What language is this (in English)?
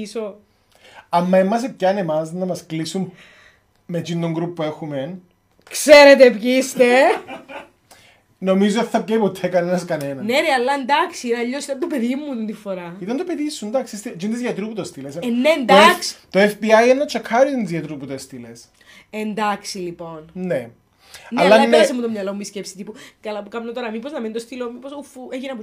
Greek